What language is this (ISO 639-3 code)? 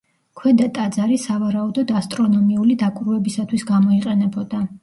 kat